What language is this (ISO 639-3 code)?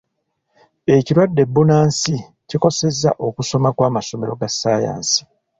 lug